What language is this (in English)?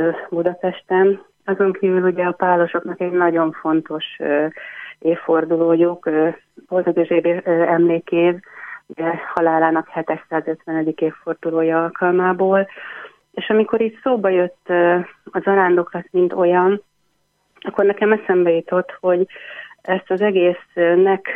Hungarian